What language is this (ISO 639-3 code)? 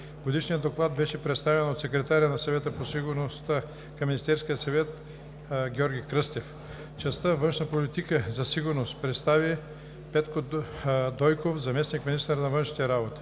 bul